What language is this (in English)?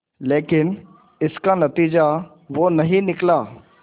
Hindi